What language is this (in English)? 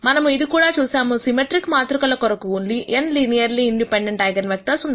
Telugu